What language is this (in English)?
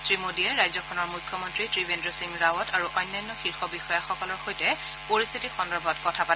Assamese